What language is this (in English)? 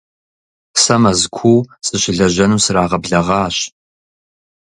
Kabardian